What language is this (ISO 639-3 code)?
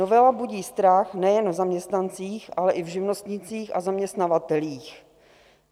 ces